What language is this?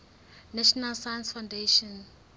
Southern Sotho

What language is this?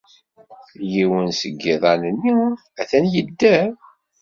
Kabyle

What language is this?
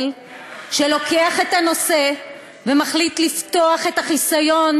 Hebrew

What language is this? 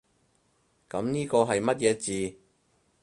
Cantonese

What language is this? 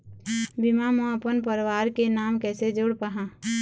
Chhattisgarhi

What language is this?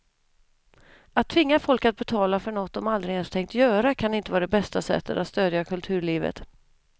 Swedish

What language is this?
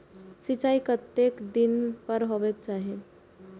Maithili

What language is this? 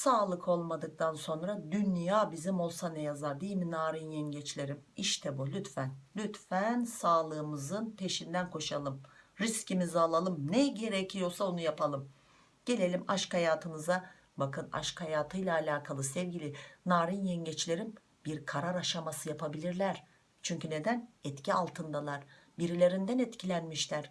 Turkish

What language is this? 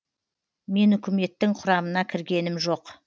Kazakh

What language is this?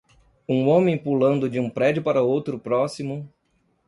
Portuguese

